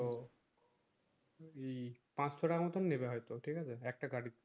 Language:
Bangla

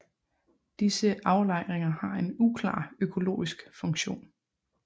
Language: Danish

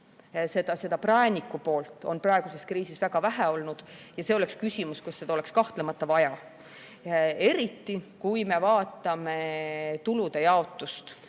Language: Estonian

